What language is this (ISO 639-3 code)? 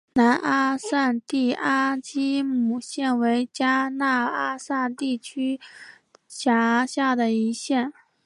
zho